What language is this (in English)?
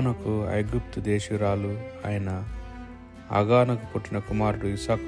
Telugu